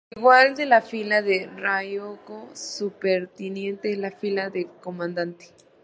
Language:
Spanish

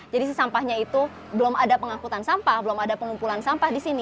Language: Indonesian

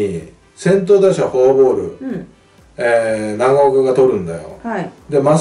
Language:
Japanese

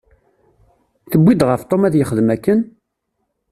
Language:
Kabyle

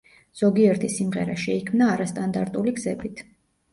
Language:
Georgian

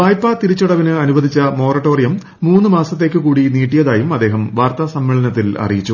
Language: Malayalam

